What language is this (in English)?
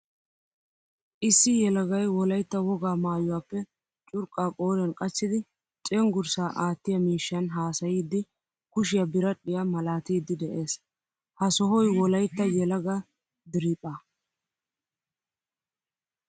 Wolaytta